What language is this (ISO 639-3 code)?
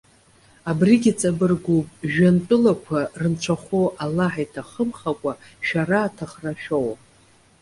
abk